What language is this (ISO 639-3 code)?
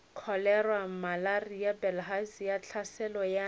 nso